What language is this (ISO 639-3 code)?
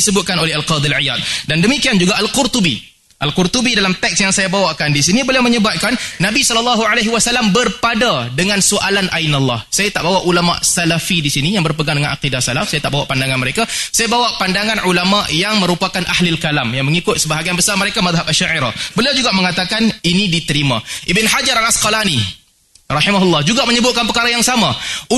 msa